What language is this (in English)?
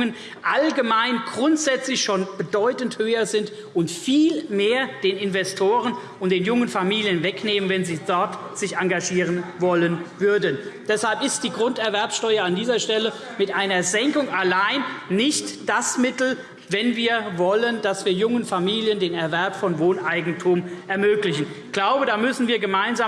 German